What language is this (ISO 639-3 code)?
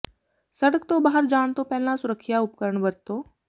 pan